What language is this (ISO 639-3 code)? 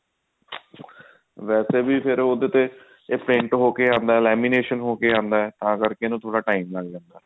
pan